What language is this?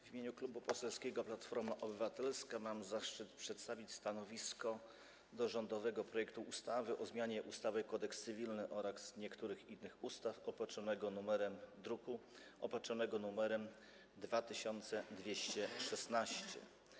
Polish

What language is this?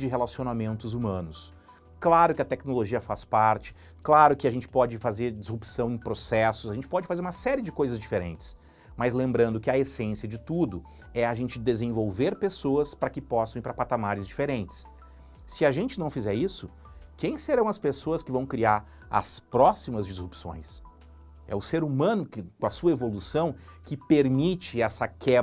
Portuguese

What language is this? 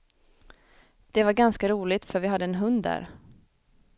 Swedish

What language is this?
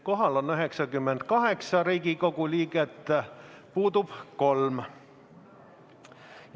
Estonian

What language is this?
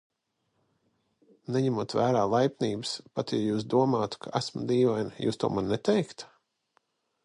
Latvian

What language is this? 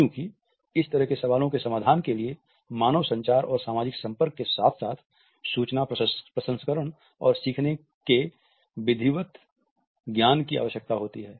Hindi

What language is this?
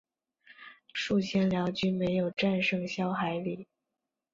Chinese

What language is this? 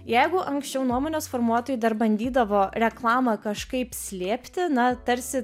Lithuanian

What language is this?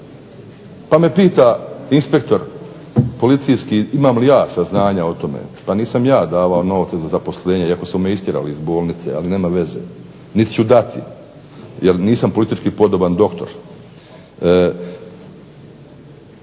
Croatian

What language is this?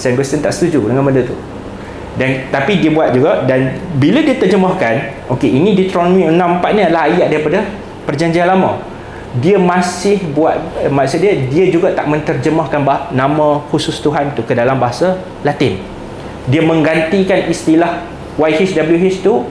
Malay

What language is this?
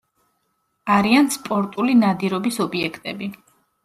Georgian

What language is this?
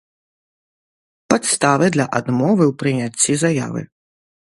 Belarusian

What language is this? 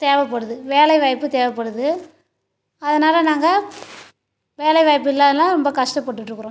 Tamil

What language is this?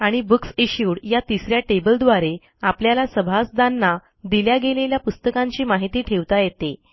Marathi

